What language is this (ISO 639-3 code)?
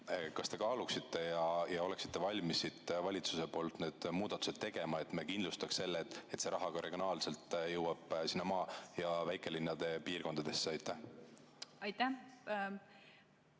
est